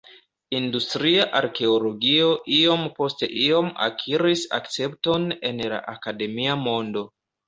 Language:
Esperanto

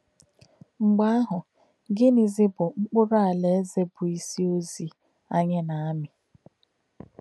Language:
Igbo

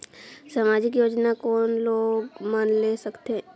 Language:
Chhattisgarhi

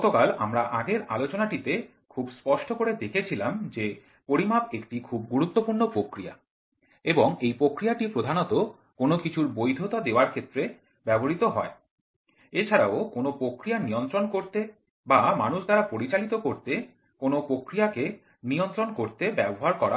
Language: Bangla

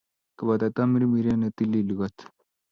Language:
Kalenjin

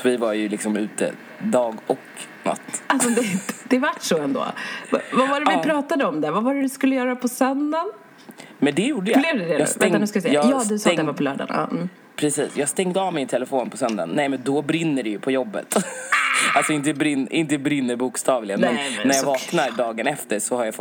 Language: Swedish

